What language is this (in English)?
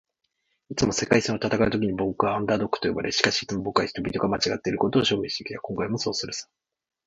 Japanese